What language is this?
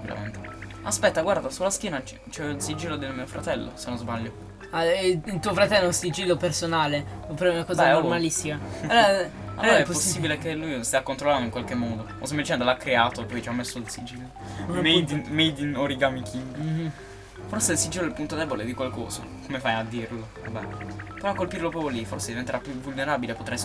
Italian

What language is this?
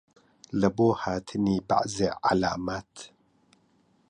Central Kurdish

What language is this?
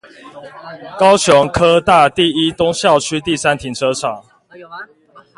Chinese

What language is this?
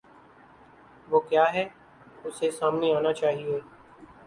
Urdu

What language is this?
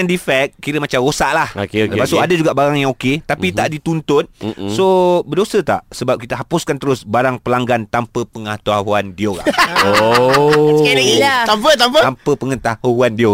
Malay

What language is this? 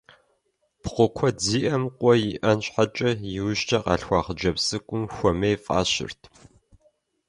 Kabardian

